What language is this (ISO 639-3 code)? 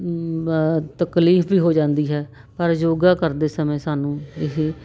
pan